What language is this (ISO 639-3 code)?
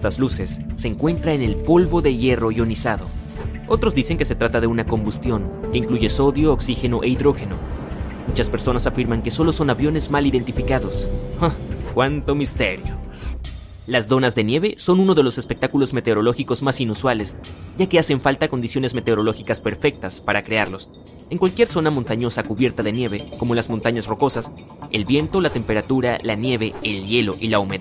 spa